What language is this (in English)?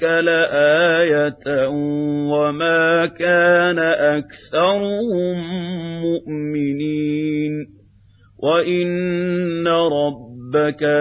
Arabic